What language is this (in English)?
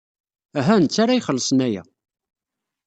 Kabyle